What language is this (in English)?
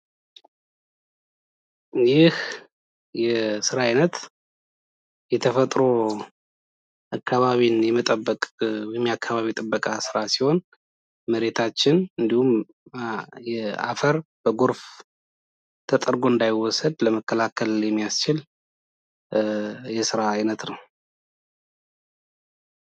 Amharic